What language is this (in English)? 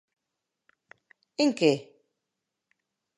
Galician